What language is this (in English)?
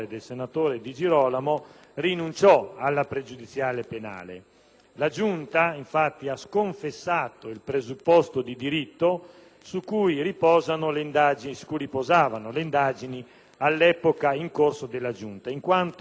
Italian